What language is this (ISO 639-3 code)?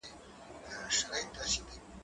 pus